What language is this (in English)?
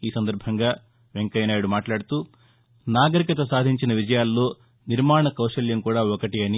Telugu